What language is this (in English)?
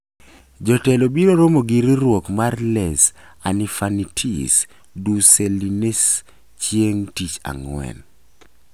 Luo (Kenya and Tanzania)